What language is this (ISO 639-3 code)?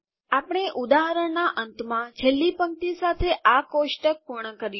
guj